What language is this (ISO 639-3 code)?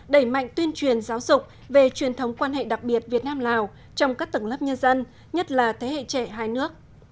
vie